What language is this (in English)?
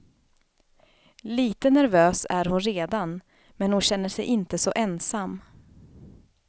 Swedish